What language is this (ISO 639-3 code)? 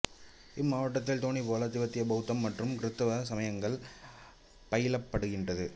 tam